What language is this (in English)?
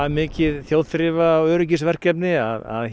Icelandic